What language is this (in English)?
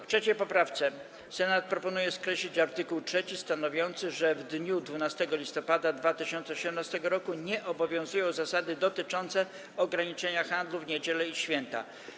Polish